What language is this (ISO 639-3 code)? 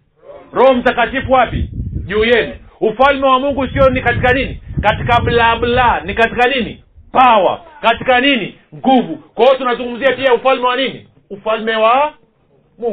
swa